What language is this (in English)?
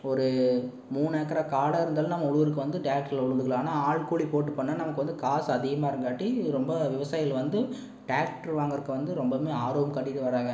Tamil